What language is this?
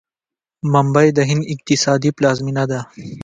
Pashto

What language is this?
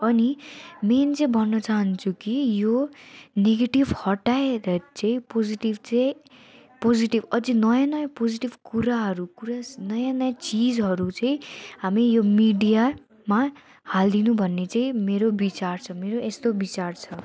Nepali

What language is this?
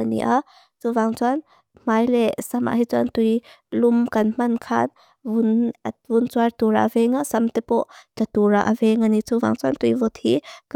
Mizo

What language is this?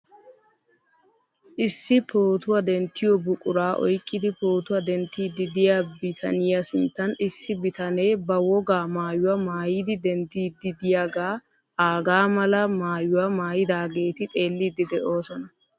Wolaytta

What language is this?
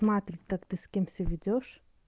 Russian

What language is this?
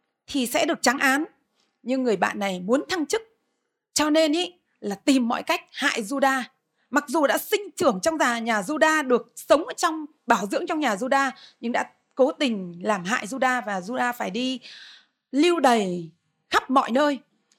Vietnamese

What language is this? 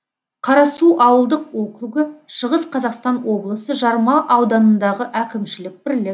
Kazakh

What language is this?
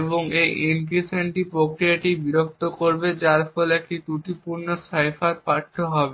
Bangla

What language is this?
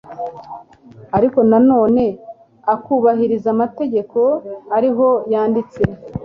Kinyarwanda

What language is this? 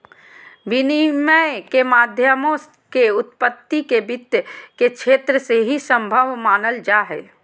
Magahi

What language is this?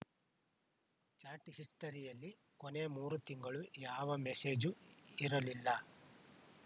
Kannada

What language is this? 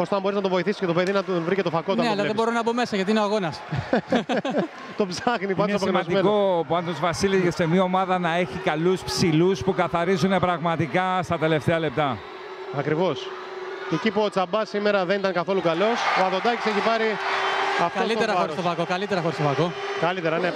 Greek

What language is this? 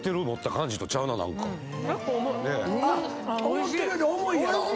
Japanese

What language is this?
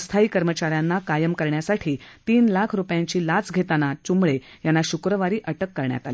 Marathi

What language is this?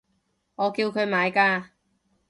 Cantonese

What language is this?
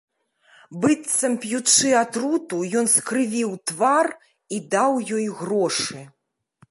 Belarusian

